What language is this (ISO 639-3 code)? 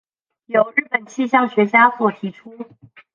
zho